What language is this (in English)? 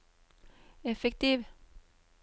Norwegian